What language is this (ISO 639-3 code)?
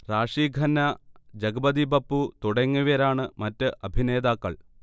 mal